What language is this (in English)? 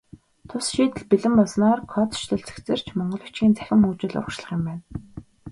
Mongolian